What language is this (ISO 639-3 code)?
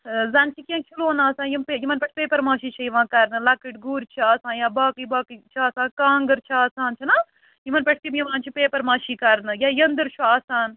kas